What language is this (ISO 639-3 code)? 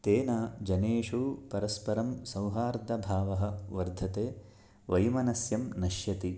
san